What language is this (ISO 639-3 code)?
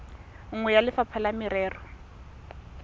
tsn